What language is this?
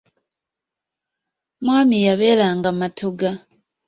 Ganda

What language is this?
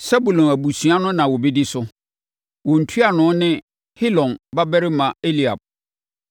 Akan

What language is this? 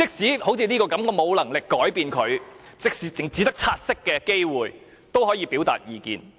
Cantonese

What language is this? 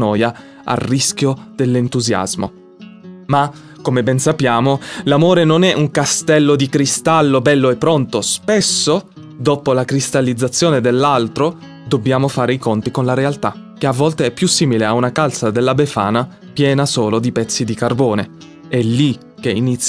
Italian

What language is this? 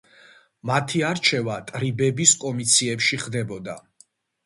Georgian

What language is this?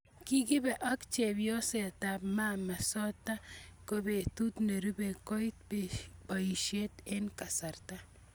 Kalenjin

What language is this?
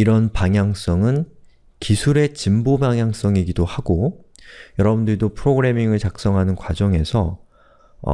Korean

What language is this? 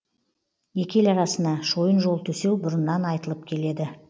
Kazakh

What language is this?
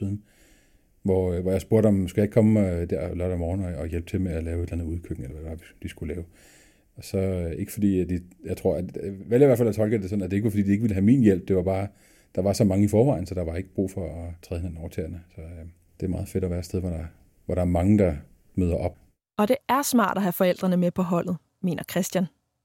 Danish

